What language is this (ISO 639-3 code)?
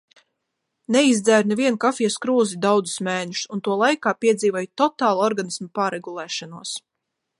lav